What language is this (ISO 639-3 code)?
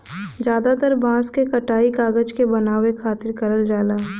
bho